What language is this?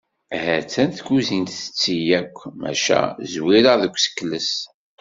Kabyle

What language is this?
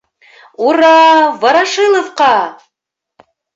Bashkir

